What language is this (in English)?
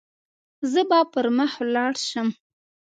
Pashto